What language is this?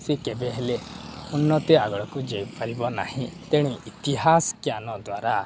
Odia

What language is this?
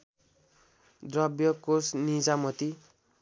Nepali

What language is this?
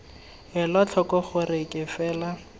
Tswana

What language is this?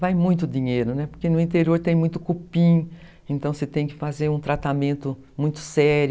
Portuguese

